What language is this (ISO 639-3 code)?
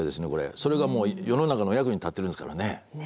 jpn